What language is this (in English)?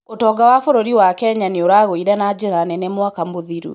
Kikuyu